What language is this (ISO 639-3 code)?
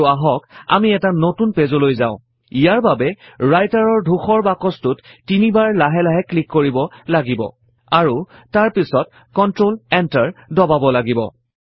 asm